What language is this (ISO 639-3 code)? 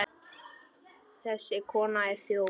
isl